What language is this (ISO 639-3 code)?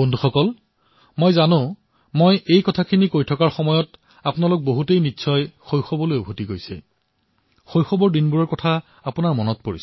asm